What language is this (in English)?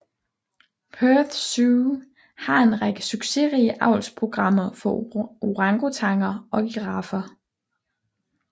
Danish